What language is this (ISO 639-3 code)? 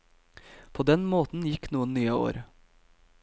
nor